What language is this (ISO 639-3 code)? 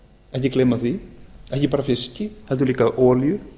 isl